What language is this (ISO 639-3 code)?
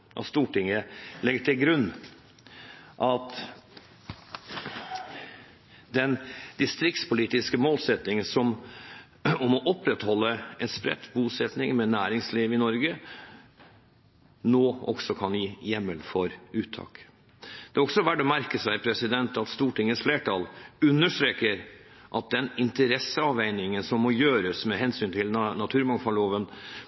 nob